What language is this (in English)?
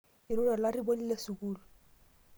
Masai